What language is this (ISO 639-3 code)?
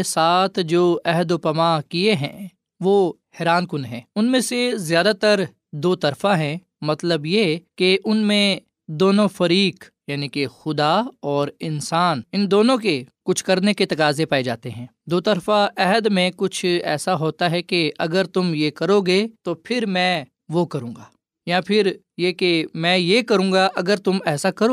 urd